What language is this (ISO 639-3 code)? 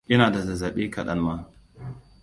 hau